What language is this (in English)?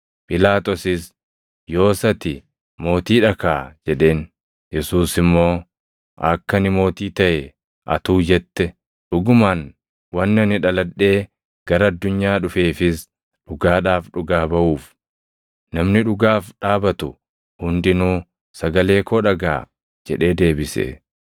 Oromo